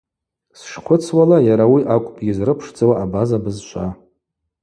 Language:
Abaza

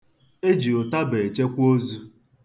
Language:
Igbo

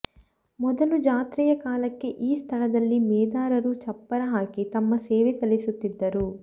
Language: Kannada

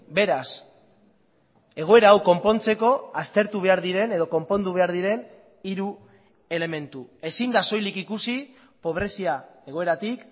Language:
Basque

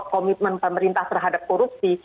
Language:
Indonesian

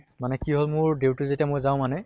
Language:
Assamese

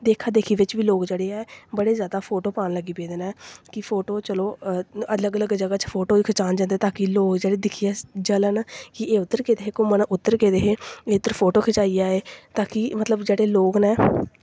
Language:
Dogri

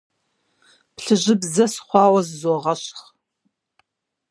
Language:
Kabardian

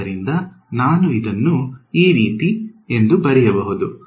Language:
Kannada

